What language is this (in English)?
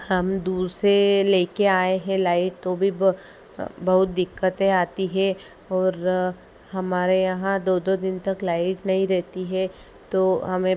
Hindi